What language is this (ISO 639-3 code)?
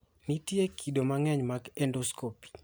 luo